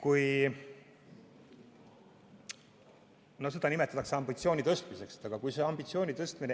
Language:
Estonian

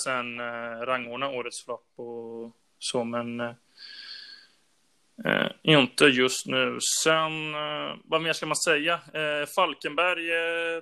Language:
Swedish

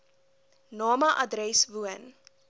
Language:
Afrikaans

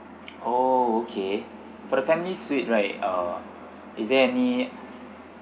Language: English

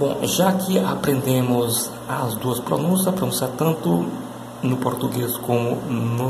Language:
Portuguese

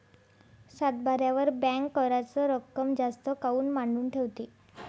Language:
Marathi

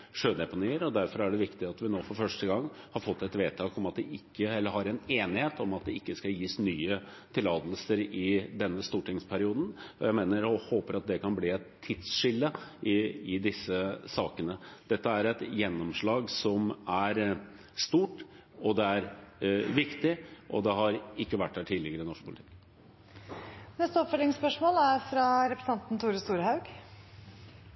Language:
Norwegian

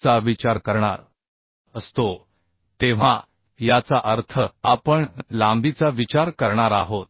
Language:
Marathi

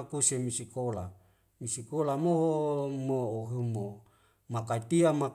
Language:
Wemale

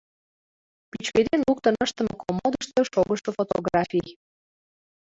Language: Mari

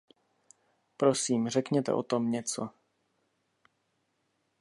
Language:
Czech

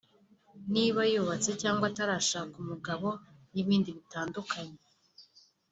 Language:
Kinyarwanda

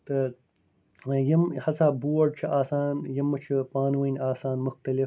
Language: Kashmiri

